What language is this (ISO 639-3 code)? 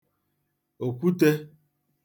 ibo